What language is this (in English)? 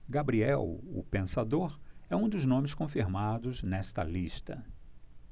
Portuguese